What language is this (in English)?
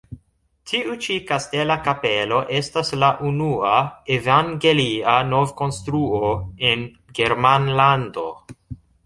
Esperanto